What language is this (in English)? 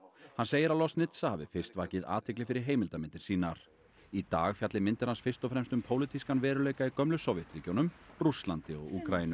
Icelandic